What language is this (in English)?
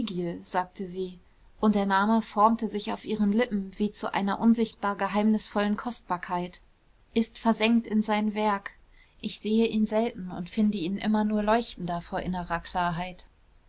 German